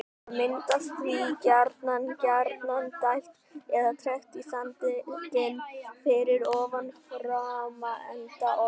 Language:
Icelandic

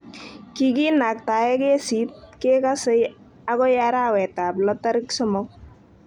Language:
Kalenjin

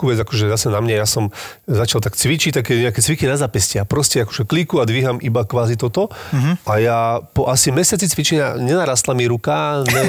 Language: Slovak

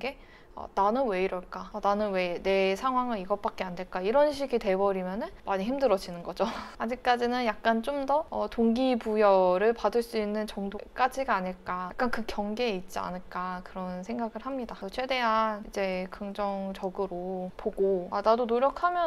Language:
Korean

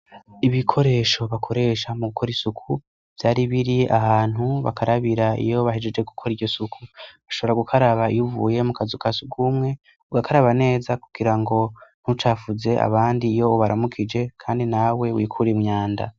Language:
Rundi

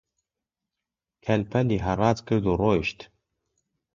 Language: Central Kurdish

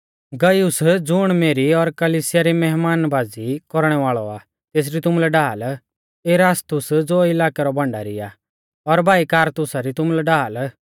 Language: Mahasu Pahari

